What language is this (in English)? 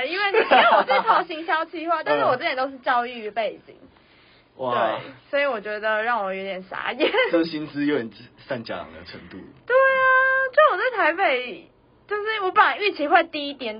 Chinese